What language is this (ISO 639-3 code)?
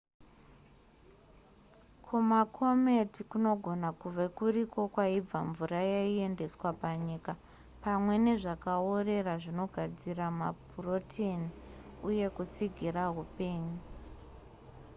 sna